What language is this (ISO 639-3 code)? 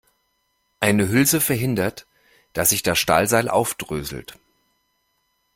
deu